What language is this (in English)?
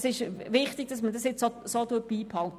Swiss German